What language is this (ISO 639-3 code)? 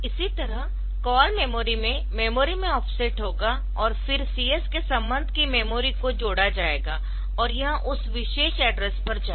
hin